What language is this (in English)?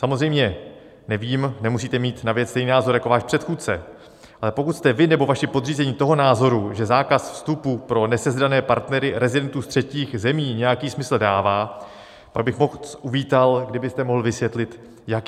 Czech